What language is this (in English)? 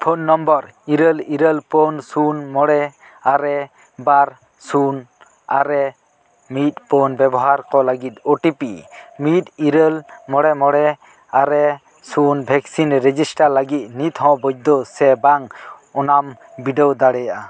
Santali